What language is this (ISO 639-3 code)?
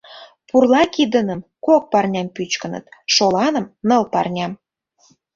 chm